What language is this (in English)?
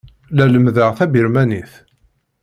Kabyle